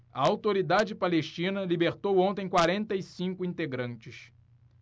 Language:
Portuguese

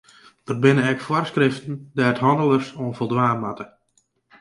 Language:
Western Frisian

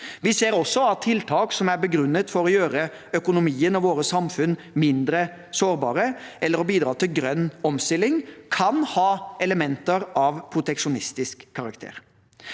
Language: Norwegian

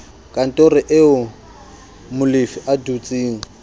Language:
Southern Sotho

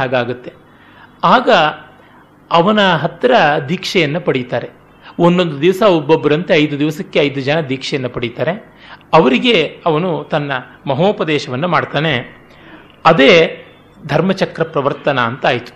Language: Kannada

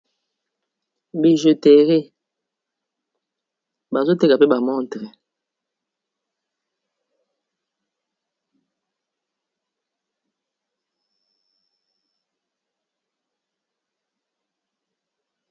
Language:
Lingala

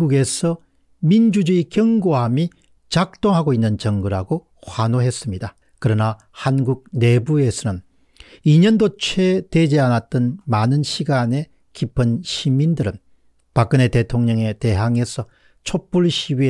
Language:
Korean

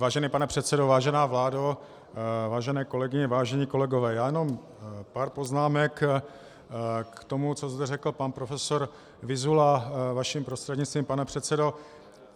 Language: Czech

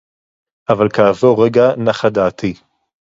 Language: Hebrew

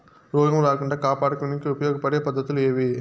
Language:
Telugu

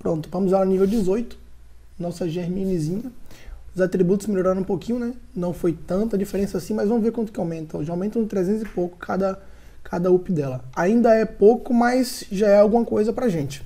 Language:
Portuguese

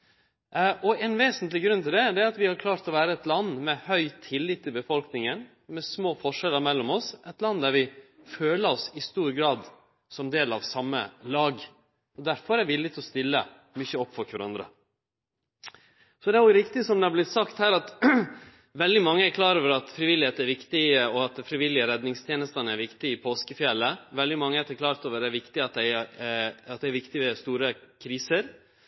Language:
Norwegian Nynorsk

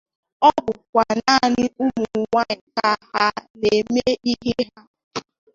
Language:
Igbo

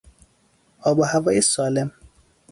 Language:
Persian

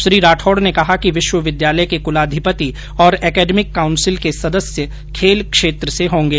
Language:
Hindi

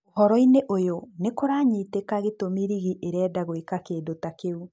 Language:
Kikuyu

